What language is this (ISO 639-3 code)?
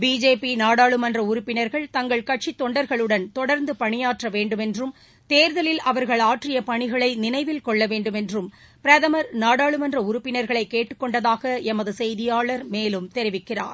tam